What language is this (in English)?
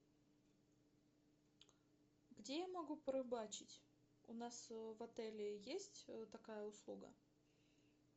Russian